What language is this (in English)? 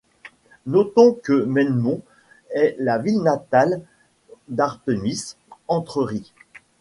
French